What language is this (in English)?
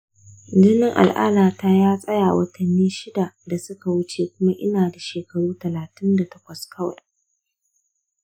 Hausa